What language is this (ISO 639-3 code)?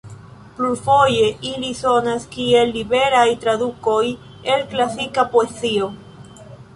epo